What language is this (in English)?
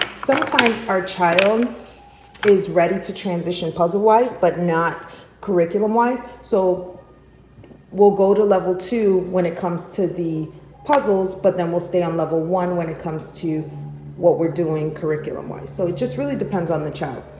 English